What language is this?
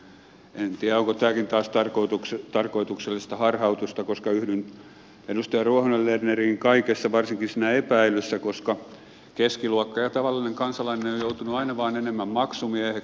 Finnish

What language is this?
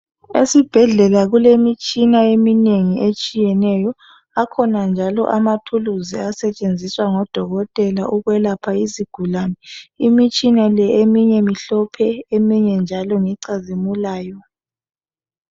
North Ndebele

